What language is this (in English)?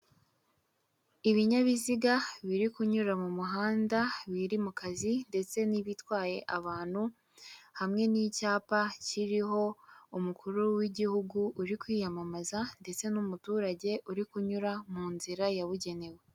Kinyarwanda